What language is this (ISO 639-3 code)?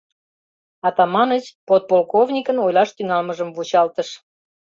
chm